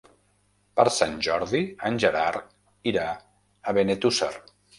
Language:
Catalan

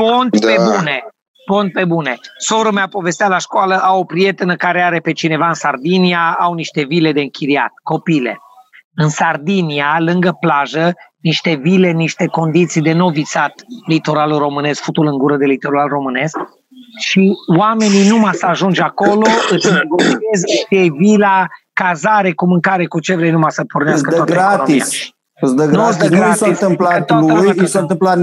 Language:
Romanian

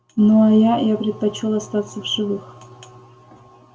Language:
Russian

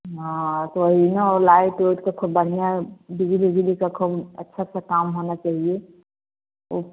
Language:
Hindi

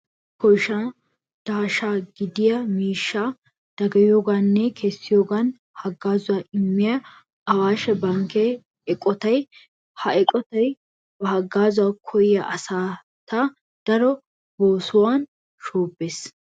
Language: Wolaytta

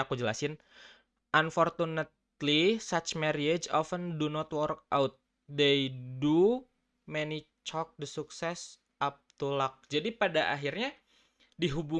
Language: Indonesian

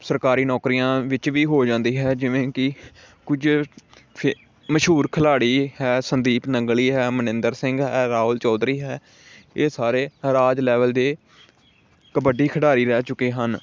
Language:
Punjabi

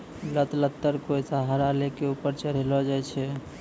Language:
Maithili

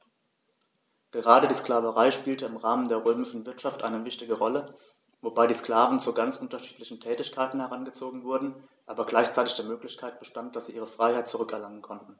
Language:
German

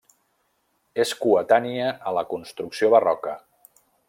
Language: Catalan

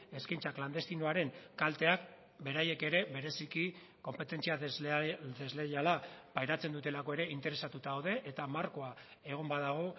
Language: Basque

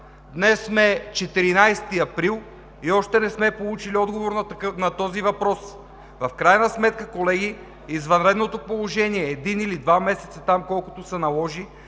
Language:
Bulgarian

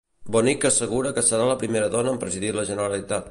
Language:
Catalan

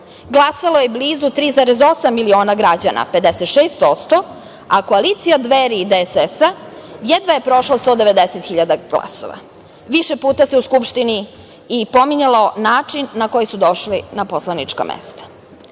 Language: Serbian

